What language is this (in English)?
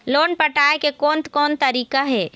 Chhattisgarhi